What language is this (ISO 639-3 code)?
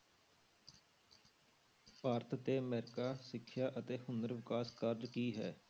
pan